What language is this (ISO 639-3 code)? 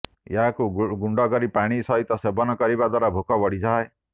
ori